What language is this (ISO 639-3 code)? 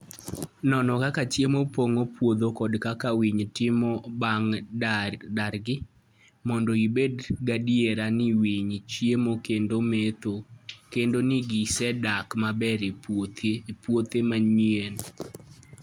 luo